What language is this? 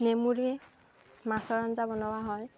Assamese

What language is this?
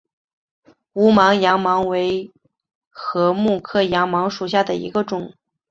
Chinese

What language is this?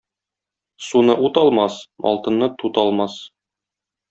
Tatar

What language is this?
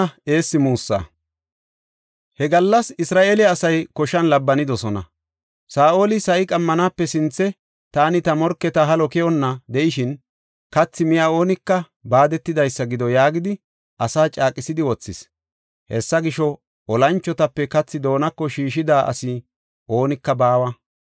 Gofa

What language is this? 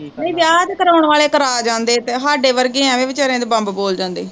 Punjabi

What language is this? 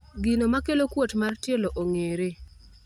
Luo (Kenya and Tanzania)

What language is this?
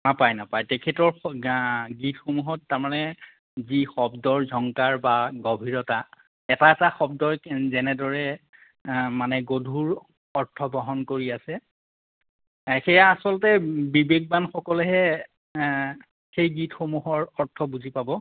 Assamese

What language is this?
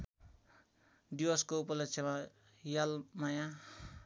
Nepali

